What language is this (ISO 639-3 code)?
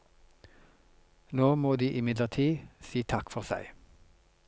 nor